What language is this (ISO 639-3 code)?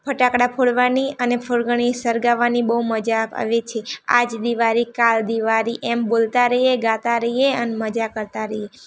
guj